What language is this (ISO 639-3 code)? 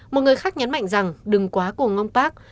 vie